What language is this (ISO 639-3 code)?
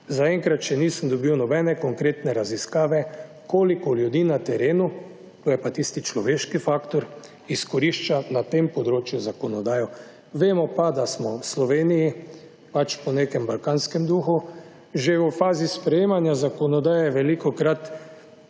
slv